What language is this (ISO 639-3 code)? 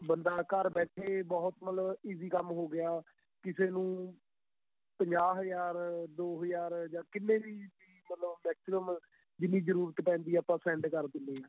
pan